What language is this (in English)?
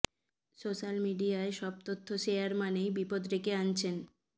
Bangla